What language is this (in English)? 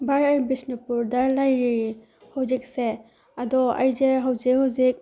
Manipuri